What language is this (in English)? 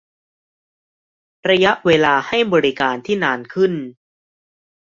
Thai